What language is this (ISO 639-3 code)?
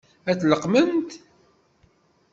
kab